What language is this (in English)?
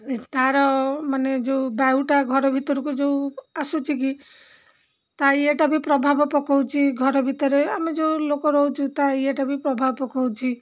Odia